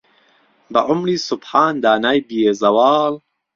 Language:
Central Kurdish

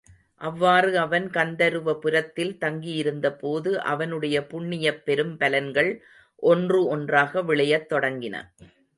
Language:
Tamil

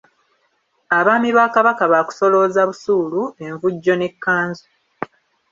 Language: Ganda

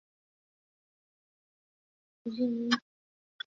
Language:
Chinese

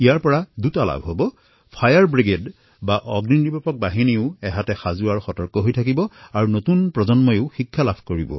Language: Assamese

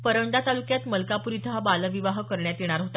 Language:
Marathi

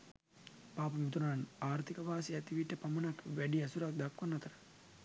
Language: Sinhala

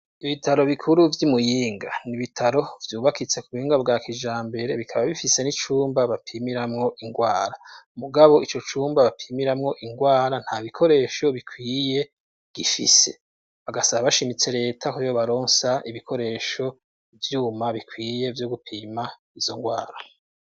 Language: Rundi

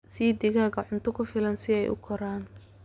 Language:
Somali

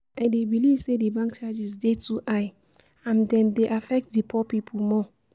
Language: Nigerian Pidgin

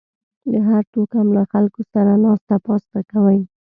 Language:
Pashto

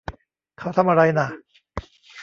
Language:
Thai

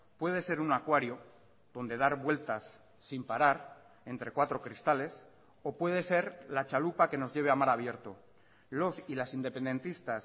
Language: Spanish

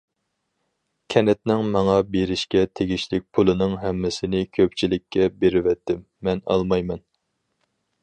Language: Uyghur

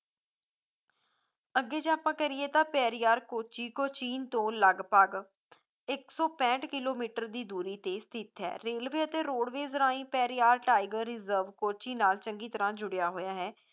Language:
Punjabi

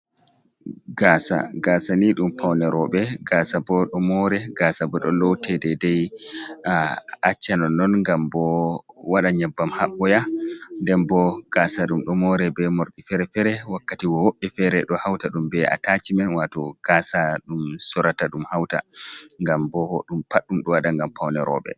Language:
Fula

